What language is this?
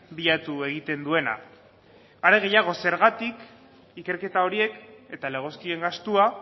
Basque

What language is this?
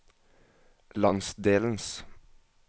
Norwegian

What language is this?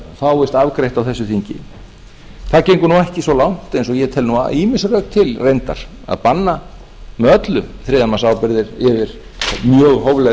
Icelandic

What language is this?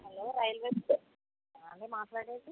Telugu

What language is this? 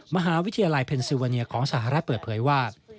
Thai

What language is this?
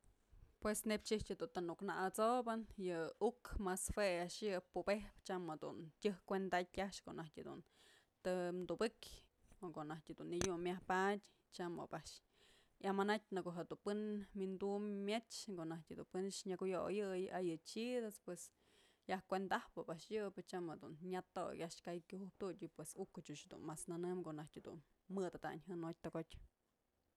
Mazatlán Mixe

